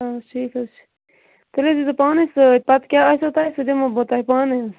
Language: Kashmiri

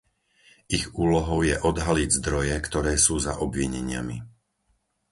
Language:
Slovak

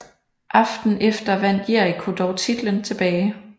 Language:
Danish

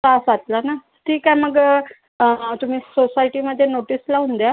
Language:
Marathi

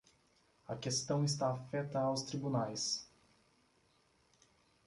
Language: Portuguese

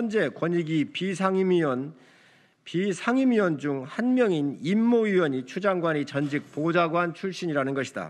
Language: Korean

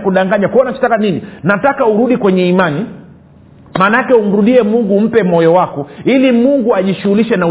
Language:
Swahili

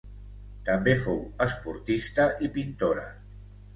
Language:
Catalan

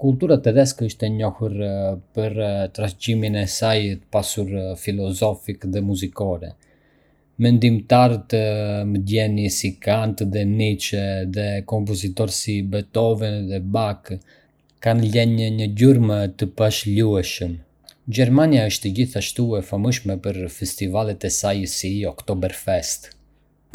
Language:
Arbëreshë Albanian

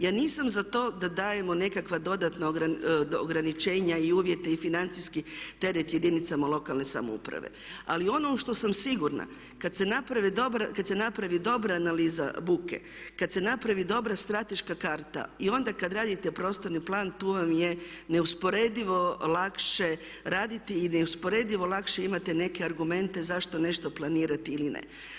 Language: Croatian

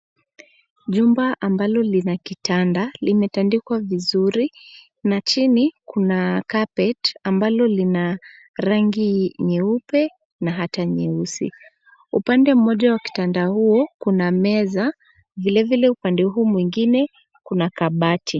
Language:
Swahili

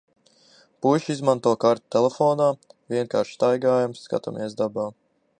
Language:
Latvian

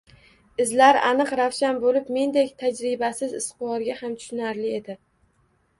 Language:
Uzbek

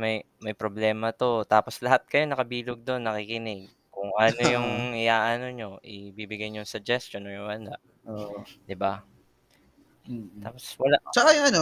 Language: Filipino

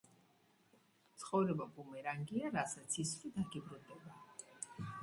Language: Georgian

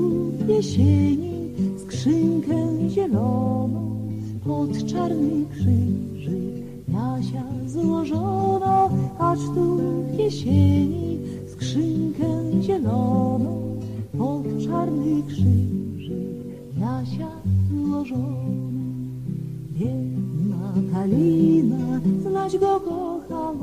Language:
Polish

